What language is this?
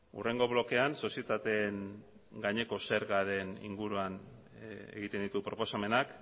Basque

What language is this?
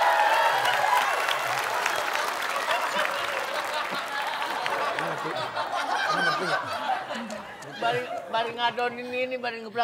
Indonesian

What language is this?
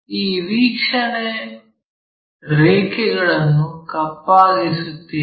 Kannada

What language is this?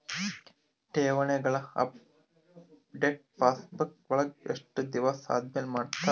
Kannada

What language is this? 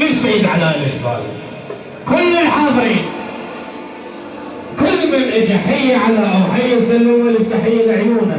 Arabic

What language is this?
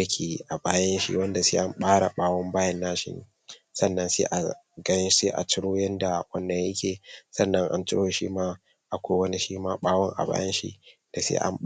Hausa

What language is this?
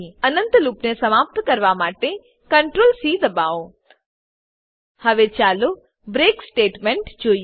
Gujarati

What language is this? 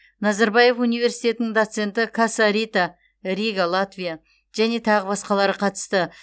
Kazakh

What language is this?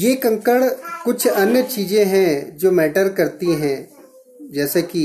Hindi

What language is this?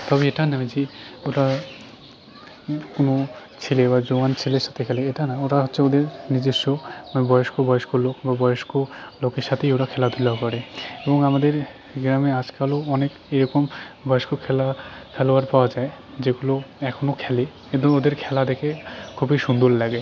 Bangla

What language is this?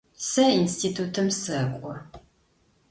Adyghe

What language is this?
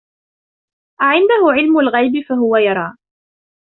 Arabic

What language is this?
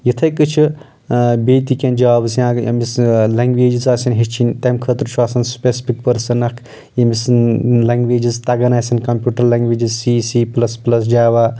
Kashmiri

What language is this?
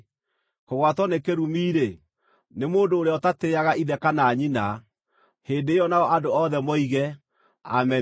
Kikuyu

